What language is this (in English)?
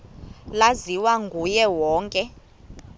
Xhosa